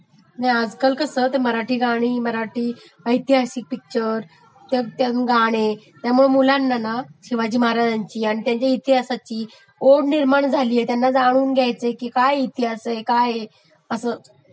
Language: Marathi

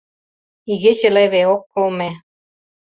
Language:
Mari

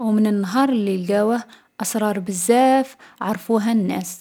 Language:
Algerian Arabic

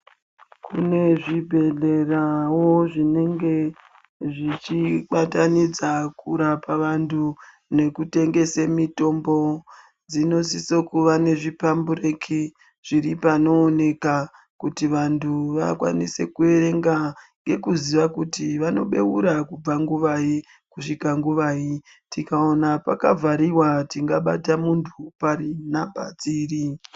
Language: Ndau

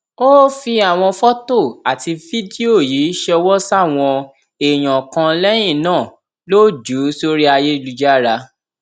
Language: Yoruba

